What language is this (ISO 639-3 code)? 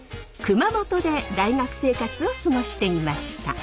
jpn